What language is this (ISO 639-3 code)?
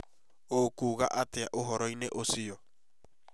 kik